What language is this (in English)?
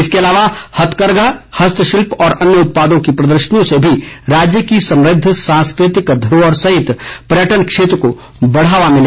Hindi